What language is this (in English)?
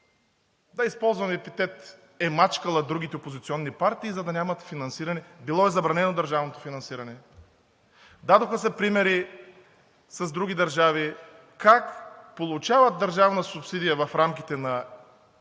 Bulgarian